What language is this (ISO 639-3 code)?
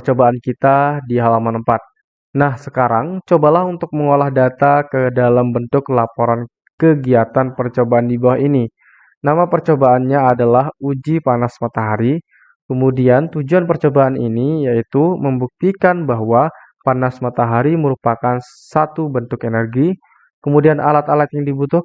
ind